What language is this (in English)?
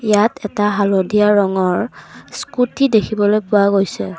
Assamese